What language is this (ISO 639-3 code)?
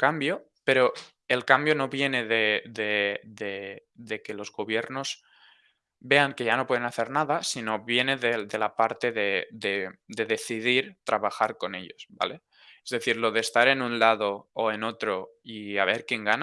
spa